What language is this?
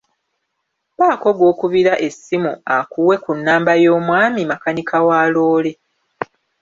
Ganda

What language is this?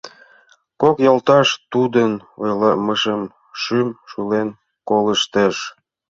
Mari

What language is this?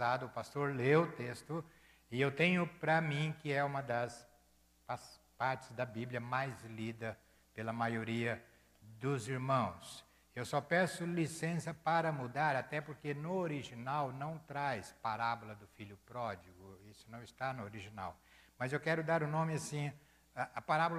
Portuguese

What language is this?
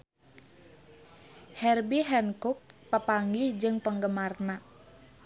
Sundanese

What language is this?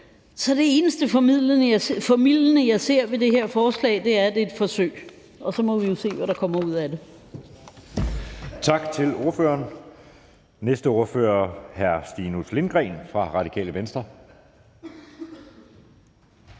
Danish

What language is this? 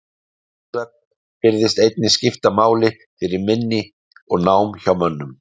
Icelandic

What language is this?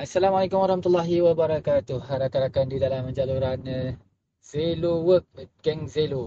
Malay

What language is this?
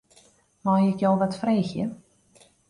Western Frisian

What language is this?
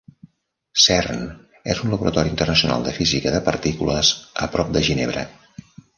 Catalan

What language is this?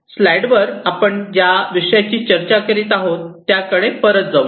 Marathi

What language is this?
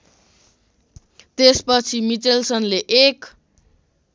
Nepali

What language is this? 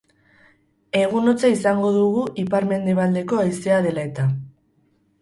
Basque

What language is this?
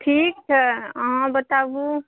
Maithili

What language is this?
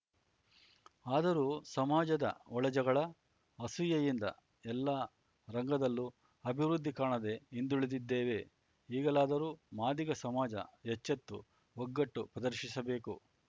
Kannada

